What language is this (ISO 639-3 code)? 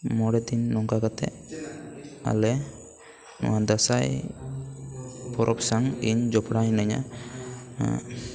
sat